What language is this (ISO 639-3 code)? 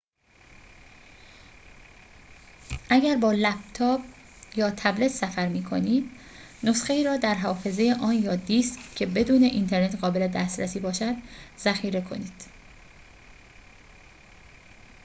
fas